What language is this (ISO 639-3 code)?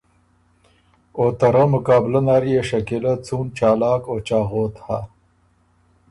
oru